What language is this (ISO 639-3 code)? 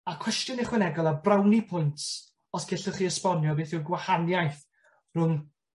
cym